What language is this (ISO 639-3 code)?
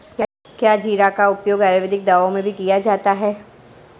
hin